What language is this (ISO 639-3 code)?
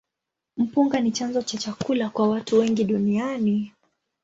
swa